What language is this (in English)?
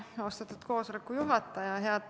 Estonian